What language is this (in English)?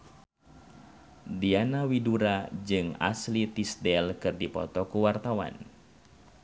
Sundanese